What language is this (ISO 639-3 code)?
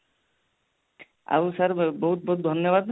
ori